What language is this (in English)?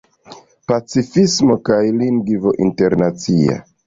Esperanto